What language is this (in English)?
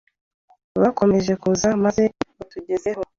Kinyarwanda